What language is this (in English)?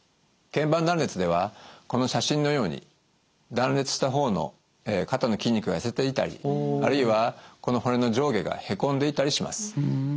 Japanese